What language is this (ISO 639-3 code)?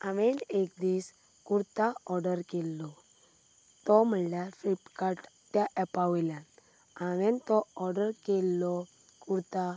kok